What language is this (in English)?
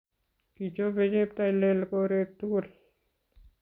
Kalenjin